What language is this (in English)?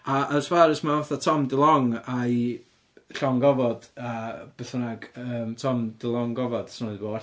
Welsh